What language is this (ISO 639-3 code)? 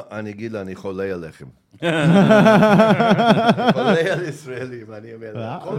heb